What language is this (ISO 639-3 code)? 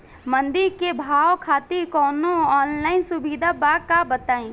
bho